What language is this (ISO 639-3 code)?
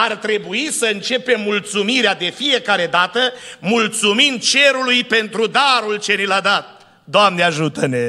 ron